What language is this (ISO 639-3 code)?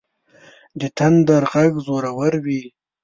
pus